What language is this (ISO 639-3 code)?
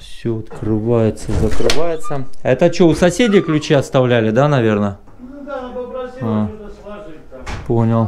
rus